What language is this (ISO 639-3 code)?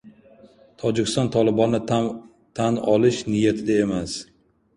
uzb